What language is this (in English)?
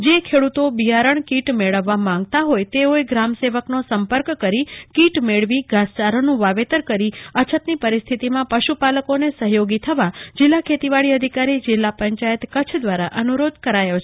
Gujarati